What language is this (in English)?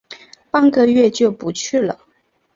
Chinese